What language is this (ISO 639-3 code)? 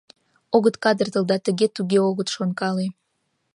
chm